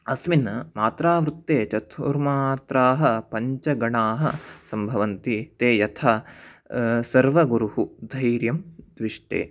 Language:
Sanskrit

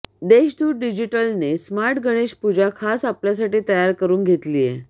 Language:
Marathi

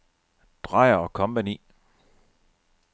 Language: Danish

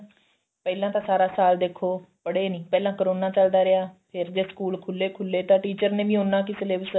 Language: Punjabi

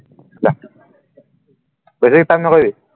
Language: Assamese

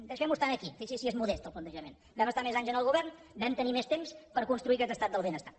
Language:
Catalan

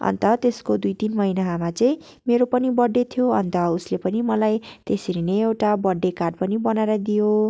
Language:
Nepali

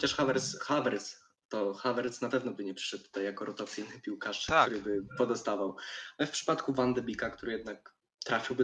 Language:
Polish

